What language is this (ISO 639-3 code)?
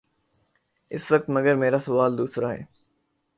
urd